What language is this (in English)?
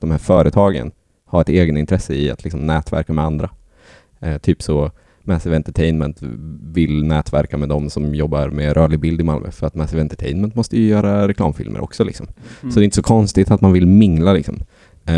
Swedish